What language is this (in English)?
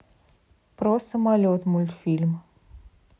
Russian